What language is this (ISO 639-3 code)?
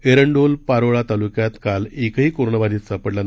mar